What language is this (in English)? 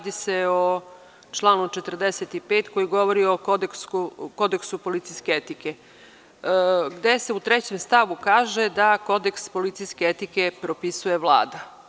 Serbian